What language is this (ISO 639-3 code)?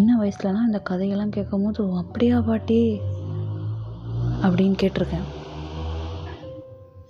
tam